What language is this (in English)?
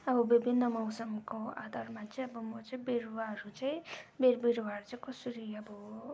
Nepali